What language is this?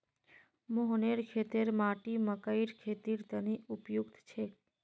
Magahi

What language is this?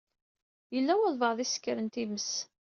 Kabyle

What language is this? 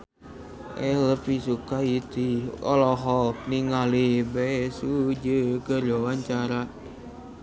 Sundanese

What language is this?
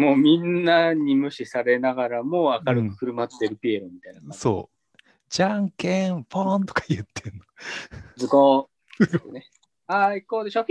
Japanese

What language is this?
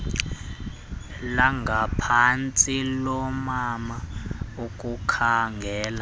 Xhosa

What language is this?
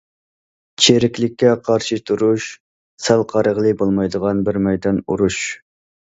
Uyghur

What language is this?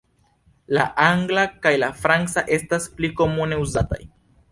Esperanto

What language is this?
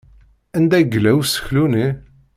Kabyle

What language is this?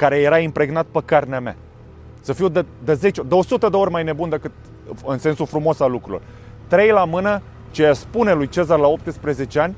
Romanian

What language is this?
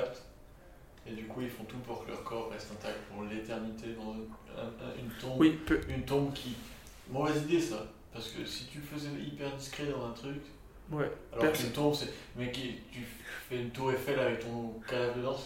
French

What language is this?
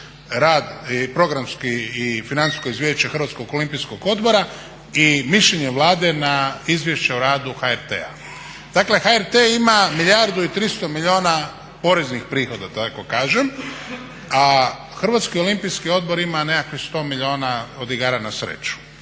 Croatian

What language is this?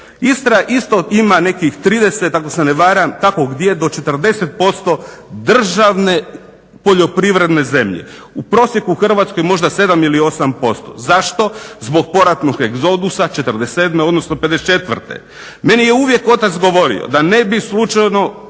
Croatian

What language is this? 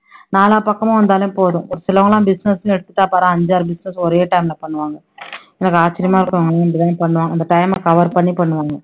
Tamil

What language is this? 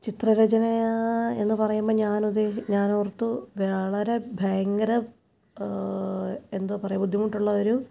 Malayalam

